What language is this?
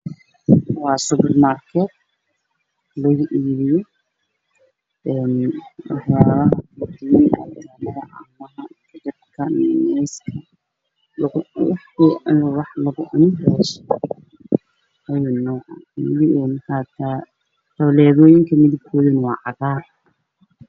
Somali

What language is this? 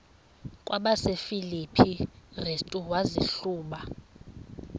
Xhosa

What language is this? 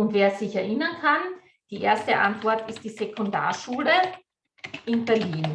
German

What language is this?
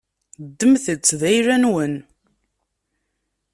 Kabyle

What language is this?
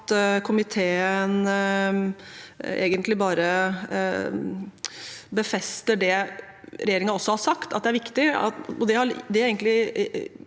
Norwegian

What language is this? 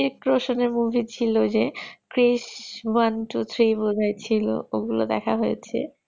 Bangla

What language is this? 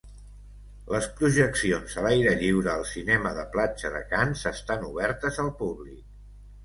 Catalan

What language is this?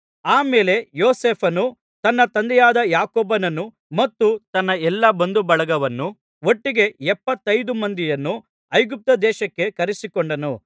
Kannada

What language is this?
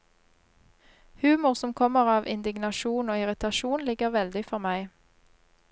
Norwegian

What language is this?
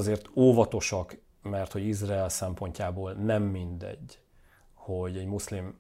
Hungarian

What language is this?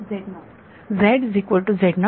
Marathi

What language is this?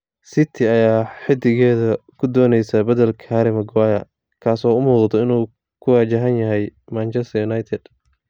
Somali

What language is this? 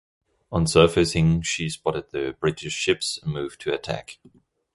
English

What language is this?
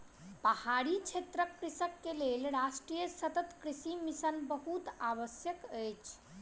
Maithili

